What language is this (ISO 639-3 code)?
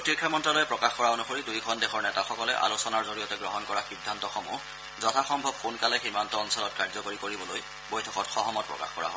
asm